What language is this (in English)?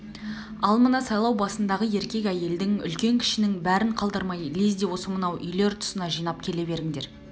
Kazakh